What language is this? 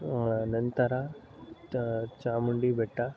Kannada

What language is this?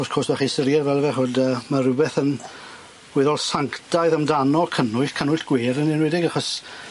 Welsh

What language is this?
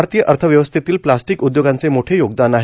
Marathi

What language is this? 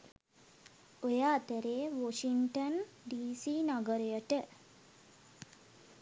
Sinhala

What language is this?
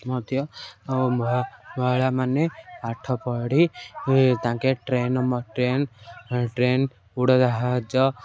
Odia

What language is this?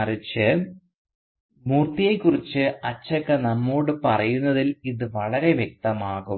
Malayalam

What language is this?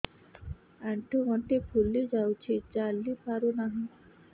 Odia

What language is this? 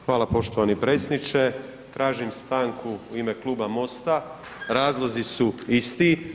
Croatian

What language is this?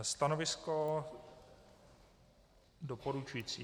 Czech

